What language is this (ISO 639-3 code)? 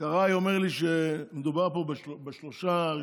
heb